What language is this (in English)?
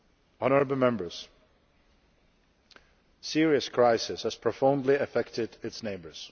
English